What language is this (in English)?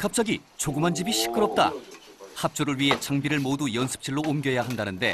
Korean